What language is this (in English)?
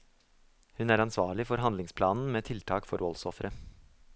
Norwegian